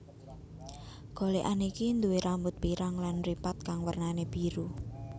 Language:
Javanese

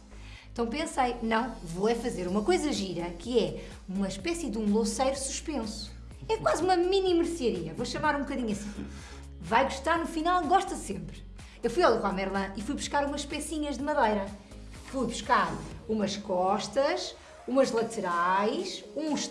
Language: Portuguese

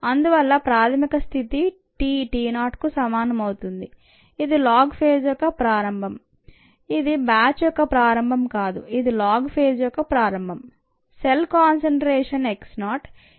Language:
Telugu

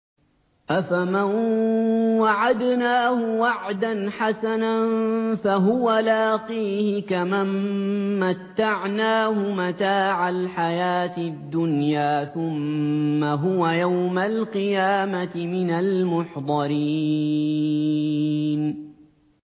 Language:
Arabic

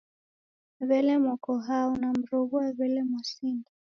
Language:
Taita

